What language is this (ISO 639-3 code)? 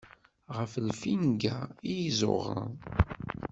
kab